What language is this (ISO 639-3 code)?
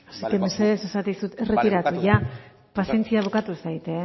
eus